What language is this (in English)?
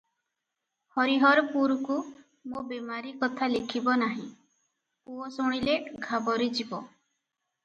Odia